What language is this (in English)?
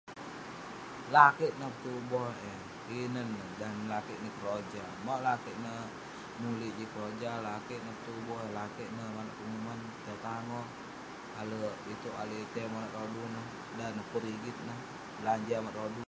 Western Penan